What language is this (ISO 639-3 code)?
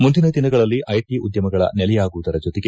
kan